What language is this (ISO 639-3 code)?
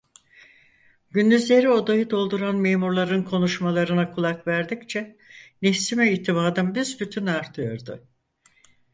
tur